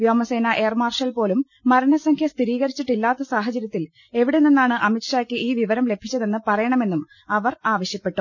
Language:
Malayalam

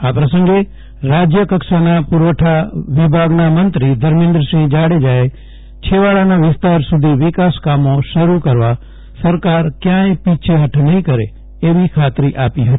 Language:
Gujarati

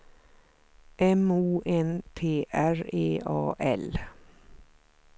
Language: Swedish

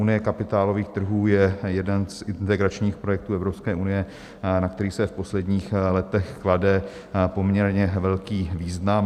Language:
Czech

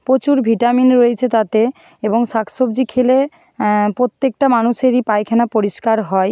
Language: Bangla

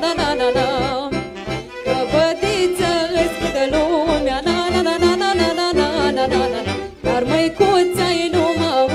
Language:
Arabic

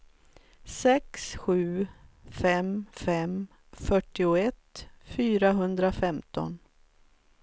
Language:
Swedish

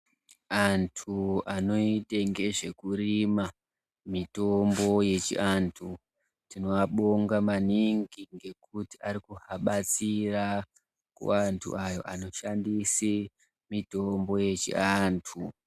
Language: Ndau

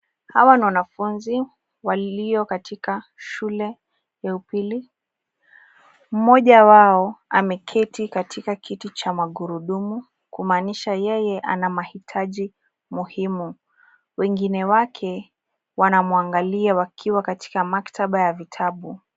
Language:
Swahili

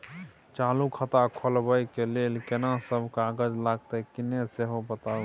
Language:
Maithili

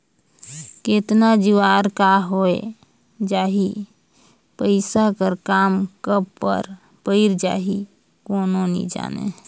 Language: Chhattisgarhi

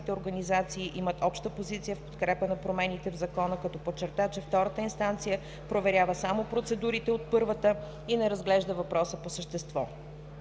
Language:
Bulgarian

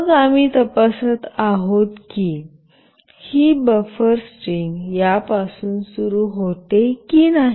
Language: Marathi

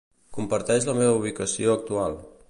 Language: Catalan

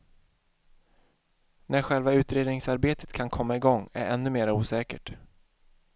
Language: Swedish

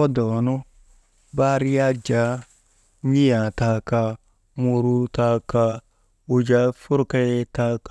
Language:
Maba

